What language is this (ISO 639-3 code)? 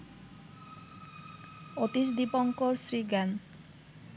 ben